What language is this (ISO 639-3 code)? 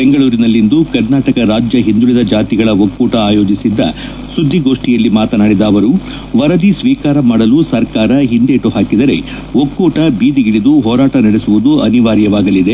kan